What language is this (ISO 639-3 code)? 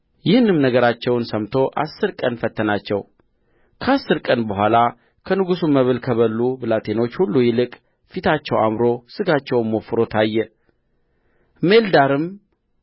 amh